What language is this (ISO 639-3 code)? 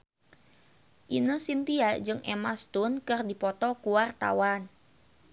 sun